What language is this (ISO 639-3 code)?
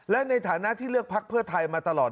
tha